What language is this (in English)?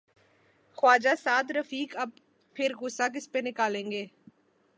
Urdu